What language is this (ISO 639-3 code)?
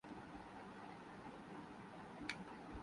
urd